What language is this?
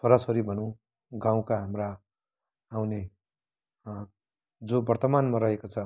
Nepali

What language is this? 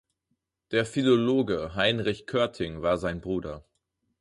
German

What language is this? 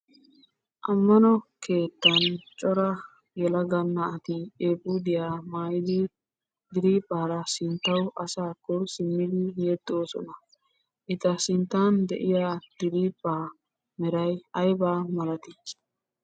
Wolaytta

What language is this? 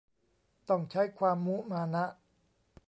Thai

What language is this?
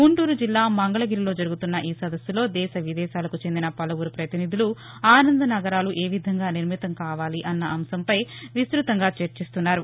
Telugu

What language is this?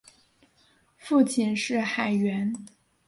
Chinese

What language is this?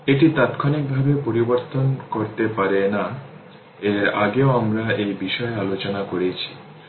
Bangla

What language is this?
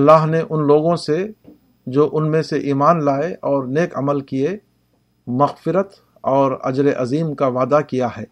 Urdu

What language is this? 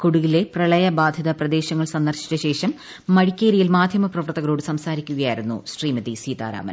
Malayalam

